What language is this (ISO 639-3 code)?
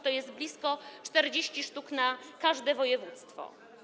pol